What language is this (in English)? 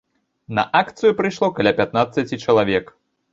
Belarusian